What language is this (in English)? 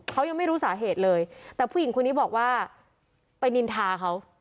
Thai